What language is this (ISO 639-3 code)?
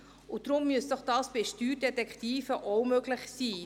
gsw